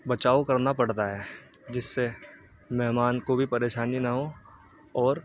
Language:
Urdu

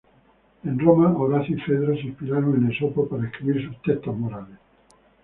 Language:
Spanish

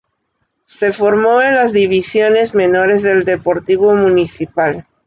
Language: Spanish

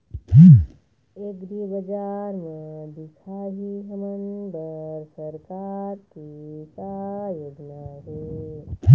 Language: Chhattisgarhi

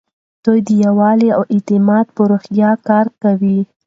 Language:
Pashto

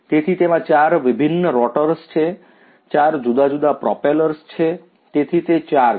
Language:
Gujarati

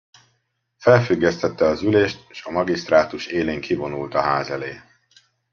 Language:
Hungarian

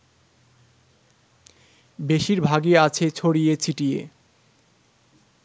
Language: Bangla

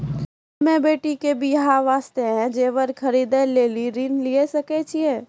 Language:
Maithili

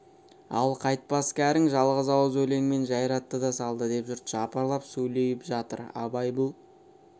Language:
Kazakh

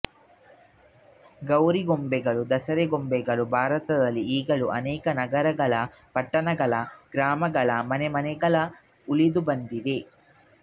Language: Kannada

